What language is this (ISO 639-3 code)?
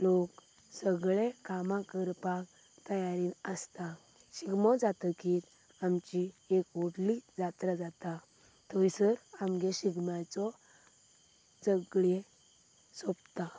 kok